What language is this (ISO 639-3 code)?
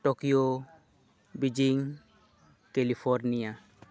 sat